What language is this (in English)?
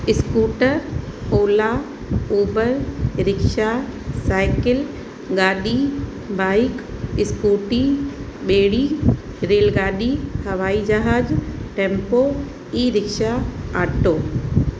Sindhi